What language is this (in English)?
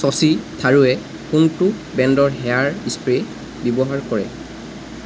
Assamese